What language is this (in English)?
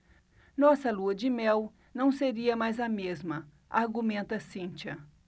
Portuguese